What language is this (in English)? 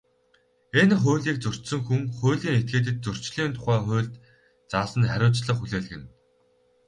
Mongolian